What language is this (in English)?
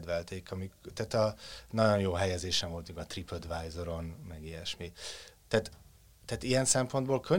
Hungarian